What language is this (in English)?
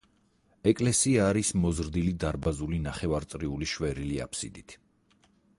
Georgian